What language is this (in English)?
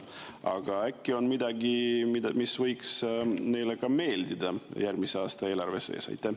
Estonian